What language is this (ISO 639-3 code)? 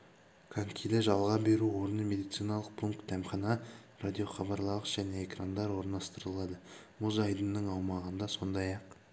kaz